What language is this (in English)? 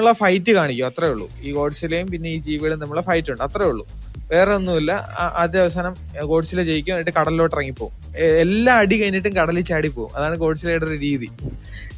Malayalam